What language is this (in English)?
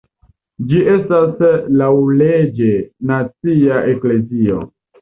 Esperanto